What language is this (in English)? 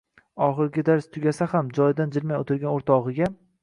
Uzbek